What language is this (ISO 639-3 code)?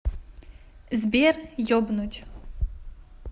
rus